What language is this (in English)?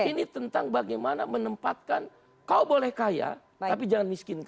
Indonesian